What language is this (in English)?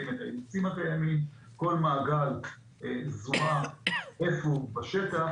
Hebrew